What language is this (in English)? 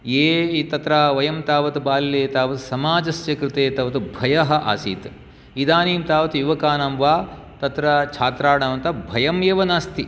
Sanskrit